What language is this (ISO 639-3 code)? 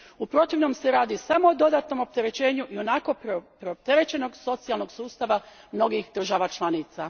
hrv